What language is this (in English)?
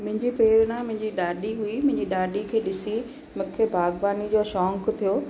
Sindhi